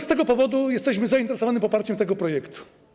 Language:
Polish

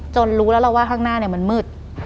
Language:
Thai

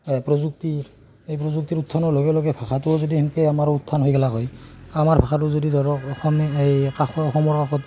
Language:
Assamese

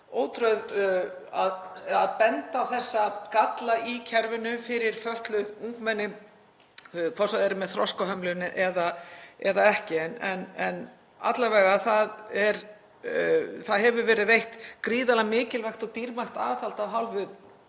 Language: Icelandic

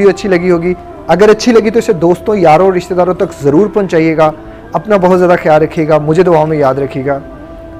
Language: Urdu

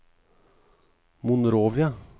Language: Norwegian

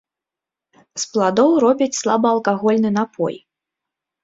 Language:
Belarusian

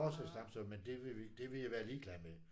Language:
Danish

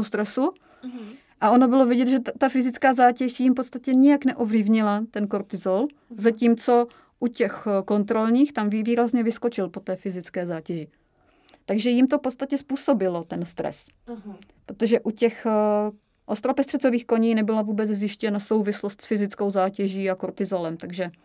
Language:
Czech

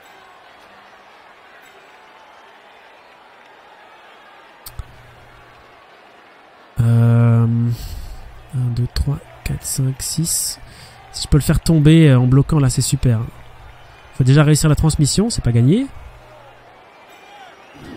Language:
French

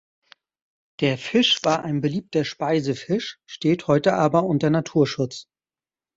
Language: German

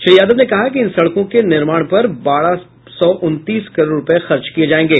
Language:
Hindi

